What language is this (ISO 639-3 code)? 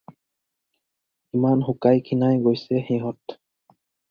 asm